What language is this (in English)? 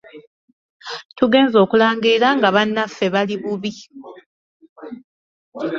Ganda